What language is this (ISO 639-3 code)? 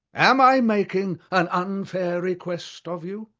eng